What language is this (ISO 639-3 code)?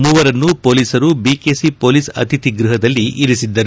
kan